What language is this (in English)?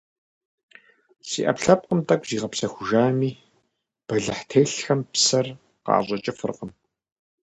Kabardian